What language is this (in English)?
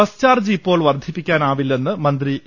Malayalam